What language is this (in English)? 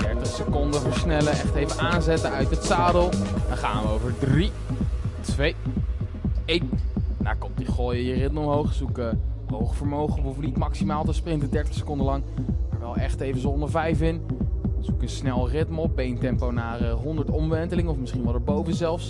Dutch